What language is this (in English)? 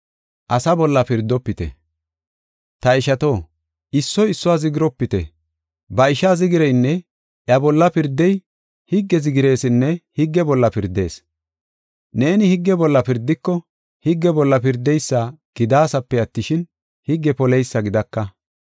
Gofa